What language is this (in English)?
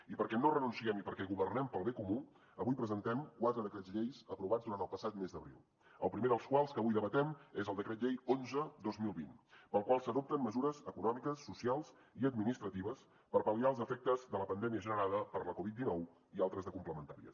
Catalan